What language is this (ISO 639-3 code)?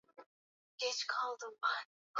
swa